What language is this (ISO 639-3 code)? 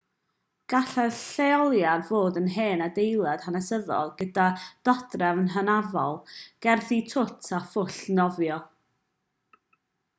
cym